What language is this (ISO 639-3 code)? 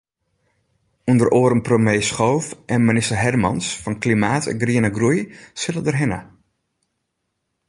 fry